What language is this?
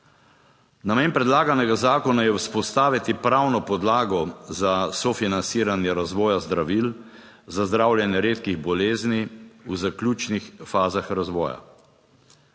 Slovenian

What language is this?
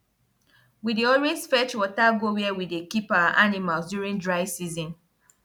Nigerian Pidgin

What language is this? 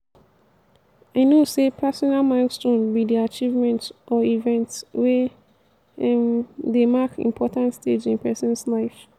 Nigerian Pidgin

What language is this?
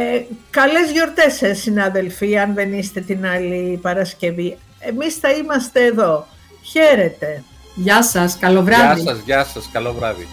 Greek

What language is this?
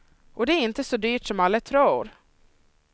Swedish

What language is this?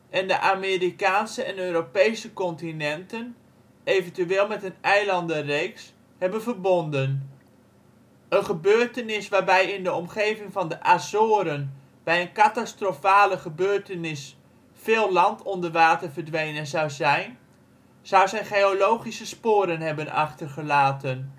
Dutch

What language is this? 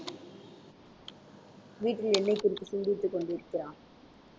Tamil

